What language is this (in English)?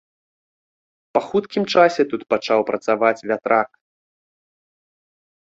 Belarusian